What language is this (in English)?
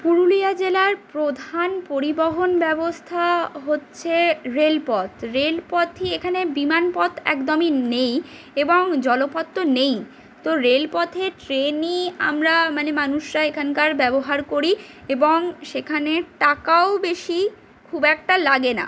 Bangla